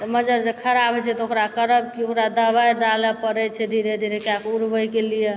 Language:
Maithili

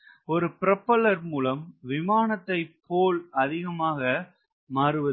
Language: Tamil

